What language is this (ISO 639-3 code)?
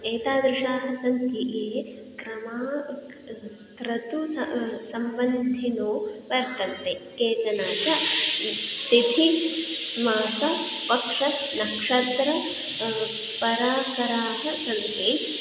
san